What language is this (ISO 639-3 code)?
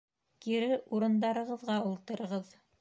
bak